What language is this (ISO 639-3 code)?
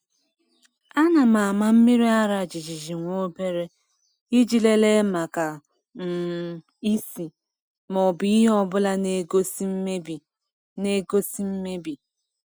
ibo